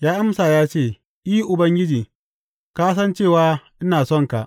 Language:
Hausa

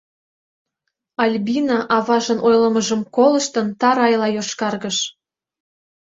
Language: Mari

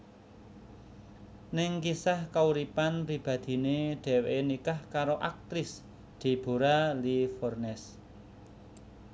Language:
Javanese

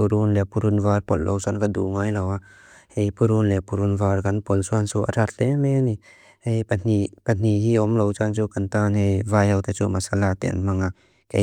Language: Mizo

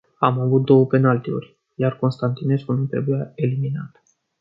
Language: Romanian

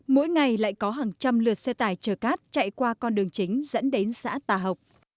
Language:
Vietnamese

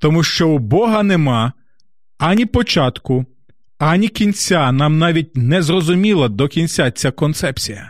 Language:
Ukrainian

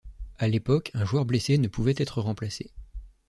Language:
French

